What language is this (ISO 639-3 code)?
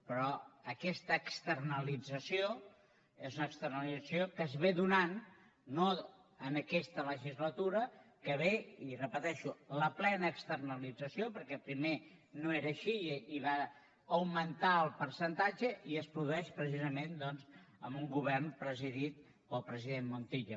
cat